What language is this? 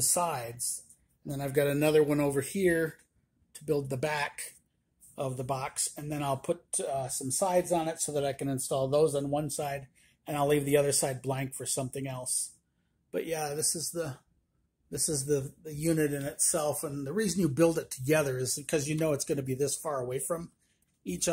English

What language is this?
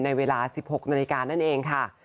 Thai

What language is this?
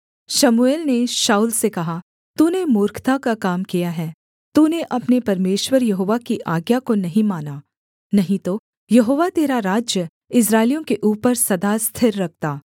Hindi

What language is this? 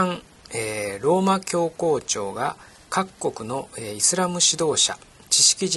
Japanese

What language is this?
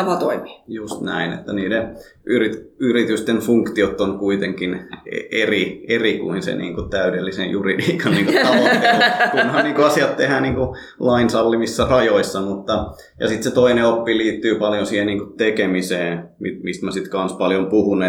Finnish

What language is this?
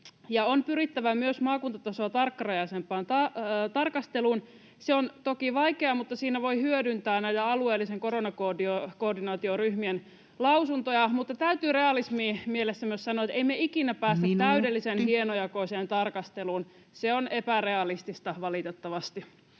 Finnish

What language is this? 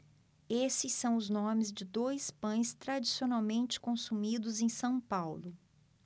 Portuguese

